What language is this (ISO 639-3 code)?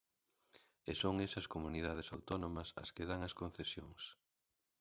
glg